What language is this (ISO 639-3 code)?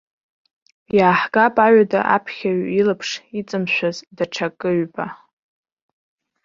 abk